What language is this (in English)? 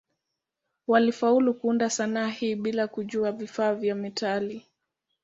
Swahili